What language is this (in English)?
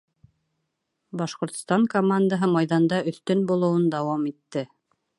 Bashkir